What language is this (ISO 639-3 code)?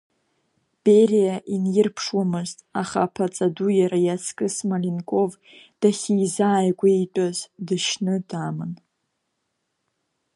abk